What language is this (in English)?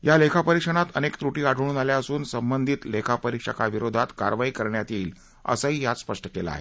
Marathi